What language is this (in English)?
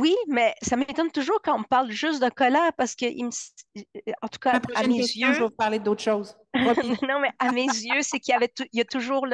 French